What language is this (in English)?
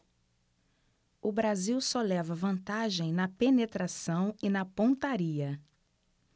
Portuguese